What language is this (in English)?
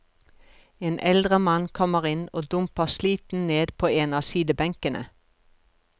Norwegian